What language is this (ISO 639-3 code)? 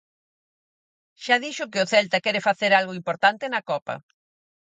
glg